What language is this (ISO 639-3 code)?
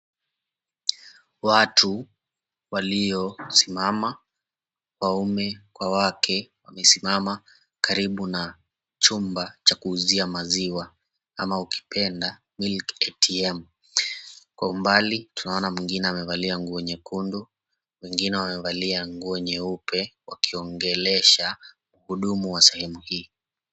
swa